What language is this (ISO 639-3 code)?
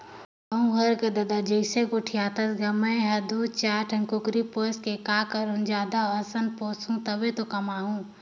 hne